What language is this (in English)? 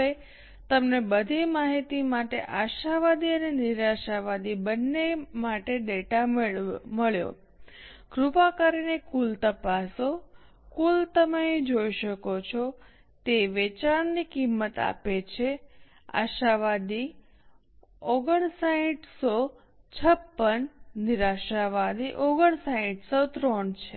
Gujarati